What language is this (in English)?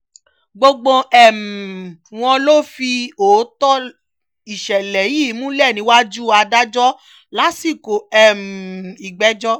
Yoruba